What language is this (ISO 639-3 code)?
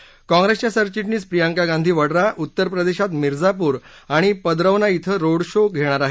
mar